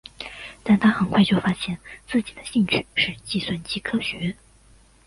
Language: Chinese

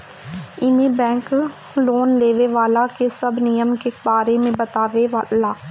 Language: Bhojpuri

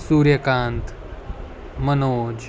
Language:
Marathi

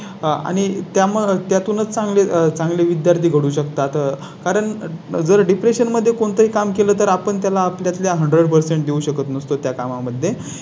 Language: Marathi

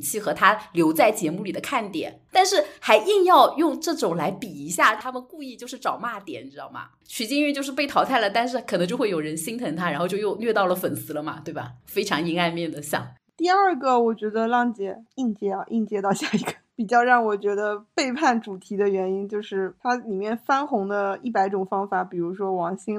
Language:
Chinese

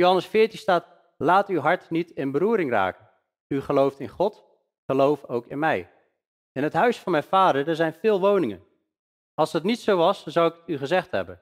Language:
Dutch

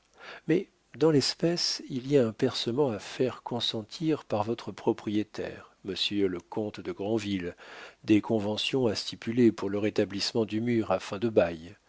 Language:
French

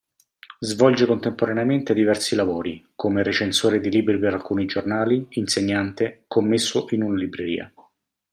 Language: Italian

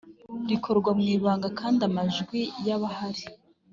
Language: Kinyarwanda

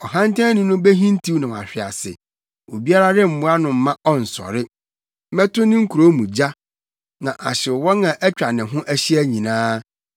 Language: Akan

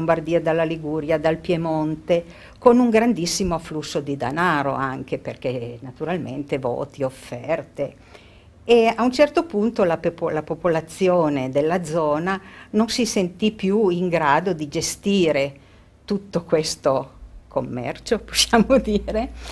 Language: Italian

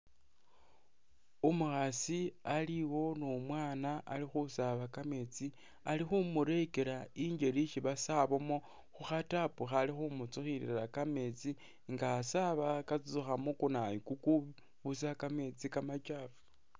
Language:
Masaaba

